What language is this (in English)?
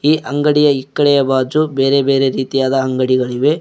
Kannada